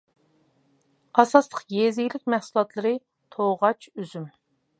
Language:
Uyghur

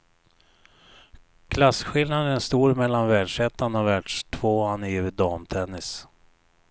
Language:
Swedish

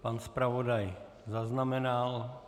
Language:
Czech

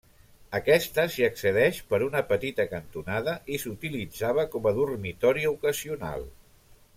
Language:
Catalan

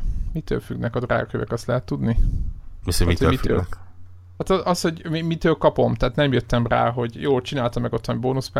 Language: Hungarian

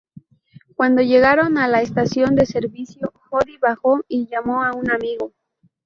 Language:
Spanish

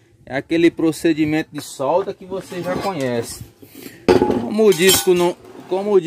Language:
Portuguese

